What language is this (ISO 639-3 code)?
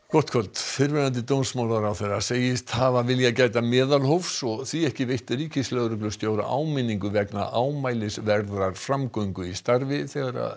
isl